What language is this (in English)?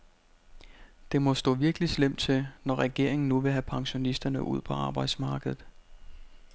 Danish